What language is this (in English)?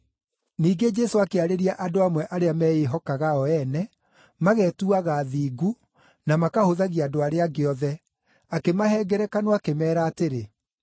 Kikuyu